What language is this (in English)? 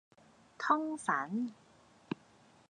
Cantonese